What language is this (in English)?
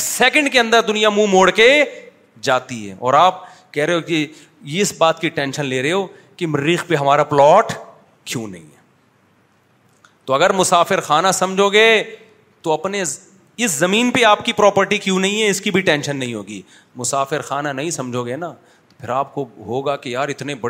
Urdu